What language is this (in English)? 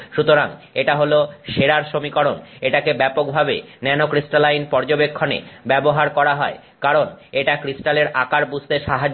Bangla